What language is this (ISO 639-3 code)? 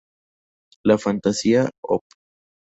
spa